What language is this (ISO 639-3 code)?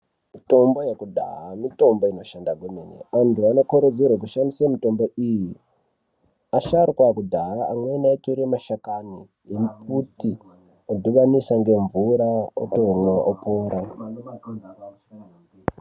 ndc